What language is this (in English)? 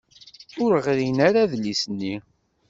Kabyle